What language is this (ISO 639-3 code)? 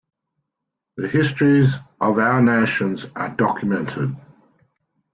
eng